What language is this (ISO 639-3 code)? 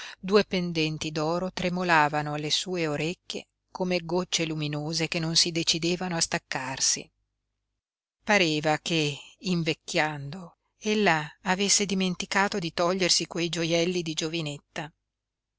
ita